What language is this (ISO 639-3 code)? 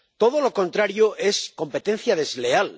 spa